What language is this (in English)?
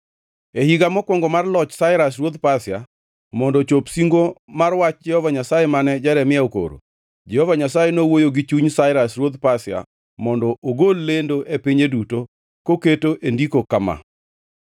Luo (Kenya and Tanzania)